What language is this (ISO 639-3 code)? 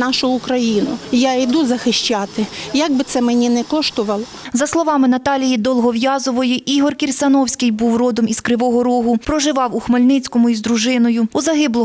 ukr